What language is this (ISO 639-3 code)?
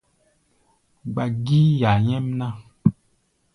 gba